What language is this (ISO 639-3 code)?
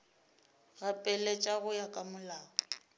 nso